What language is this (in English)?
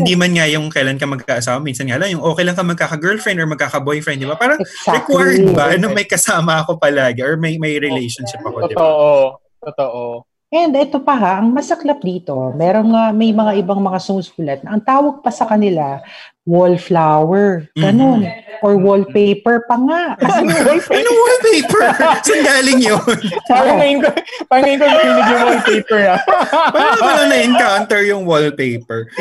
Filipino